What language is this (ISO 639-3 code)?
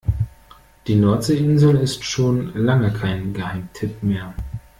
deu